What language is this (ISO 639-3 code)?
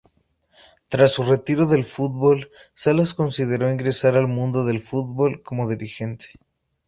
spa